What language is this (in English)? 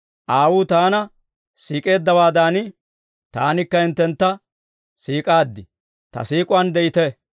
Dawro